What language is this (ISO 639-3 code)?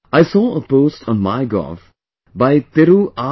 eng